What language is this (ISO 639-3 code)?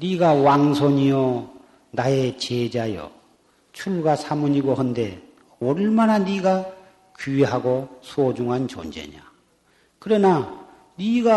kor